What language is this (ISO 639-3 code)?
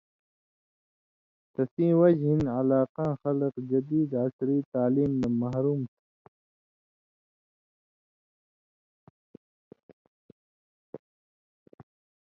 mvy